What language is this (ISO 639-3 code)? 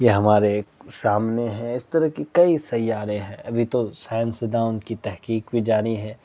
urd